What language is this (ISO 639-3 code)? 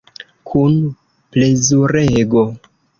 epo